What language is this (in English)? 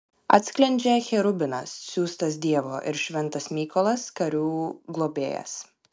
Lithuanian